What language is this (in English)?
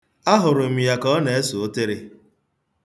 Igbo